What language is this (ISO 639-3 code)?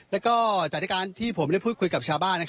tha